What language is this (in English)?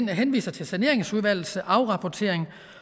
Danish